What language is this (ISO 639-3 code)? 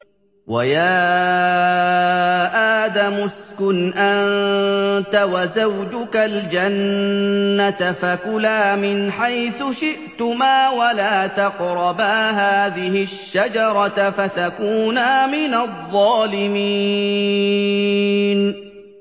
ara